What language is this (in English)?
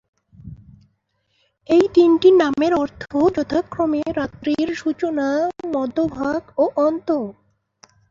Bangla